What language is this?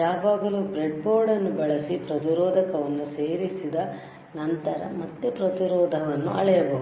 Kannada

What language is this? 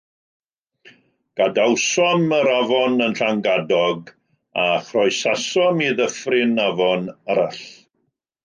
Welsh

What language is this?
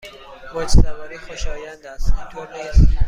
Persian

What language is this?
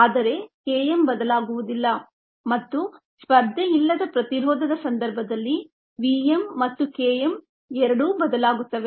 Kannada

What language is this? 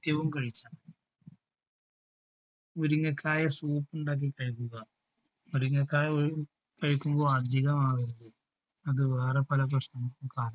Malayalam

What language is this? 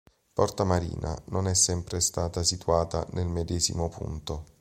Italian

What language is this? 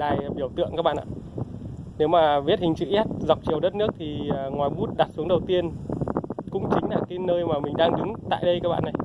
Vietnamese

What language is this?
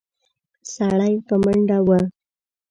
Pashto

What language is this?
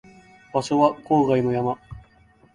Japanese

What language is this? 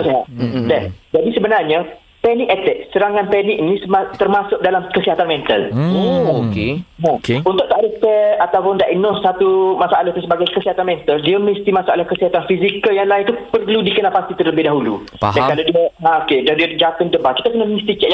Malay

